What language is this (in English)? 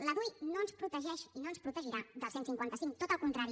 Catalan